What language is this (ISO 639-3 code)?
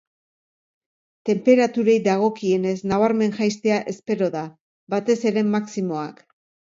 eus